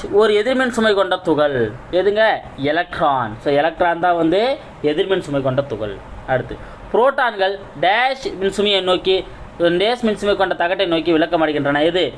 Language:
Tamil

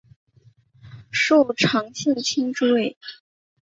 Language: Chinese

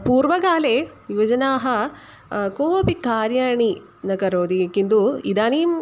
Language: Sanskrit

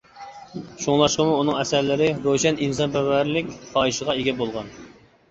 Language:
Uyghur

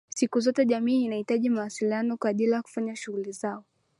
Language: Swahili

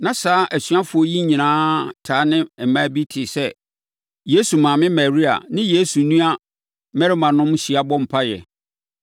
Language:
Akan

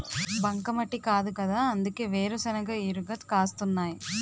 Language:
Telugu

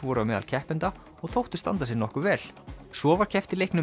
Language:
Icelandic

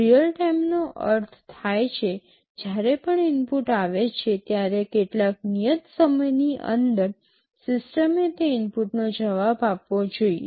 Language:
Gujarati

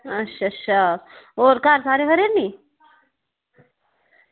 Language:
Dogri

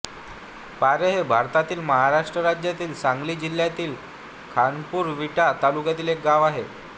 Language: Marathi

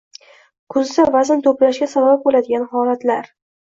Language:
Uzbek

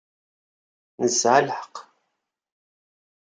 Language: Kabyle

